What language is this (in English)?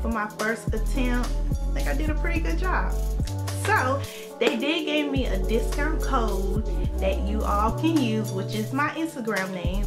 English